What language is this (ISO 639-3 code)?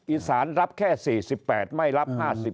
tha